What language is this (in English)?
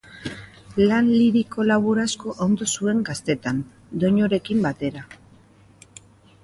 Basque